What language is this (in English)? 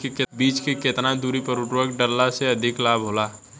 Bhojpuri